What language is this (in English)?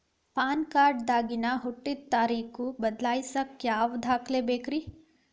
Kannada